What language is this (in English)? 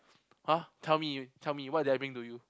English